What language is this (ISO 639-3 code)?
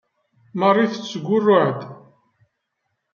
kab